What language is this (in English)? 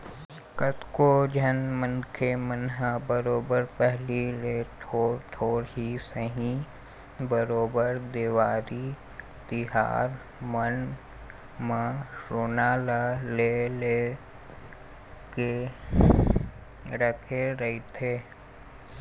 Chhattisgarhi